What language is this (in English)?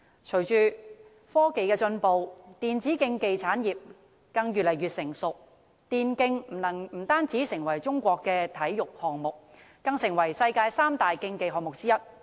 Cantonese